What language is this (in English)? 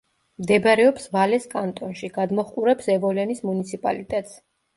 Georgian